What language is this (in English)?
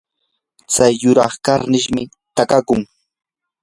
Yanahuanca Pasco Quechua